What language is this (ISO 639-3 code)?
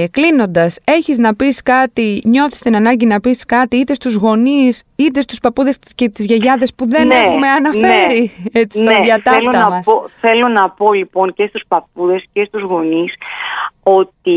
ell